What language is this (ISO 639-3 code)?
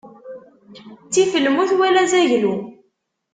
kab